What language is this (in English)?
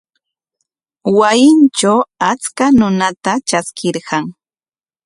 Corongo Ancash Quechua